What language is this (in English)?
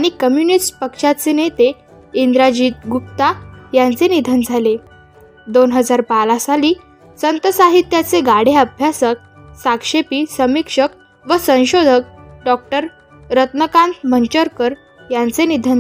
Marathi